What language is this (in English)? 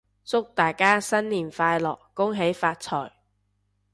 Cantonese